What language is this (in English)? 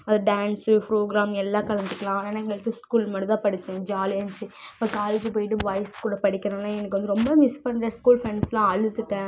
Tamil